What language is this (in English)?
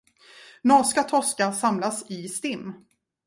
Swedish